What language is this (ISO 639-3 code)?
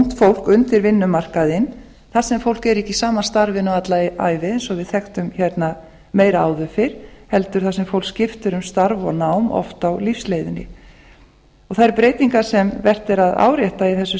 isl